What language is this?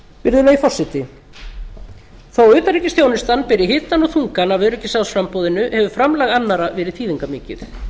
Icelandic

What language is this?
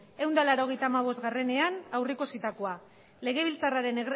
Basque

